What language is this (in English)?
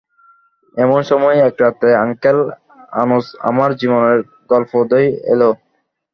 Bangla